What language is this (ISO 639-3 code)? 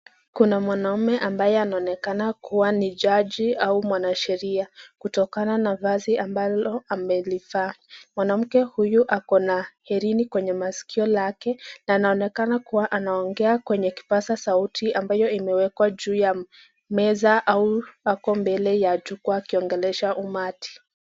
swa